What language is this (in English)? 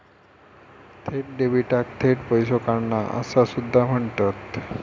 Marathi